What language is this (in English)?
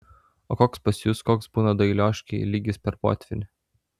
Lithuanian